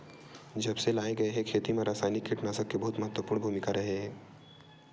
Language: Chhattisgarhi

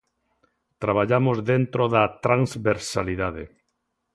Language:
Galician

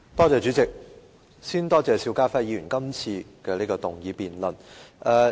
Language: Cantonese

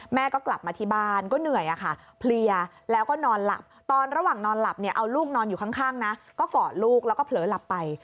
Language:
Thai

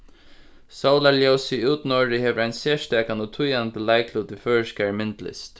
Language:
Faroese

